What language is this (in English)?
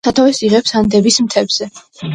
Georgian